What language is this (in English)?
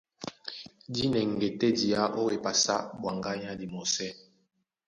Duala